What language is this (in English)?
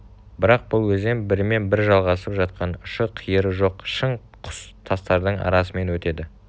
Kazakh